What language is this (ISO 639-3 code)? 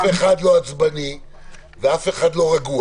heb